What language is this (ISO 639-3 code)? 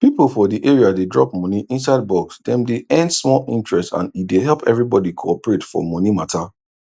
pcm